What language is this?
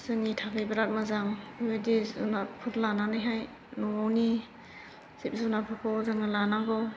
Bodo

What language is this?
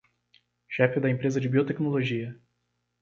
Portuguese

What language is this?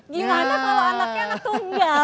Indonesian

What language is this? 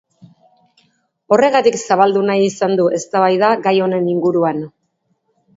Basque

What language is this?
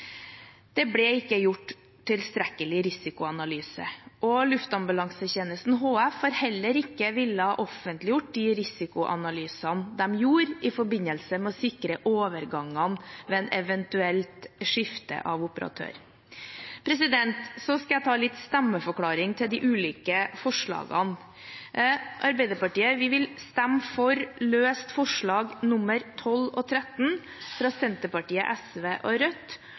Norwegian Bokmål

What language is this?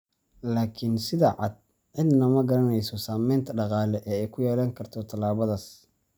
Somali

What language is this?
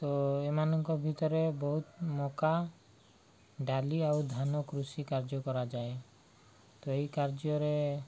Odia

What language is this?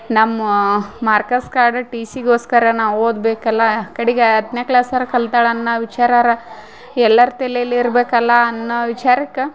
Kannada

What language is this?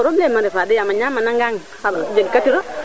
Serer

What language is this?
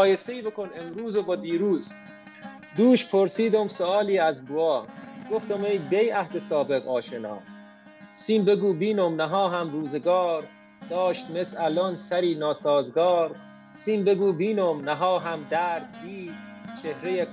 Persian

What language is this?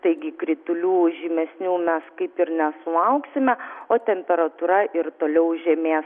Lithuanian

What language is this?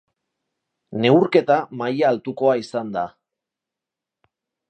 Basque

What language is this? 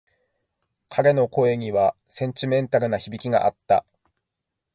Japanese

